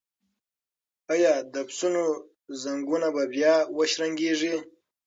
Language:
Pashto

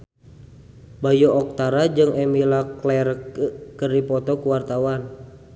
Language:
Sundanese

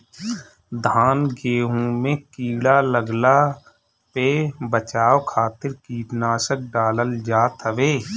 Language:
Bhojpuri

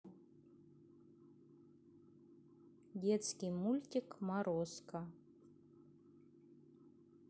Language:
Russian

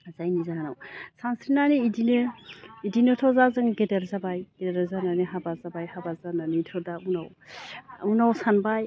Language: Bodo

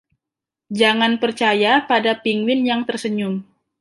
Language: Indonesian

